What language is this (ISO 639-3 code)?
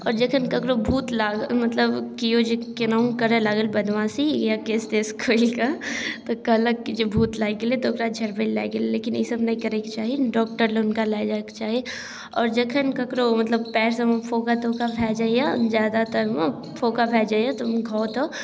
mai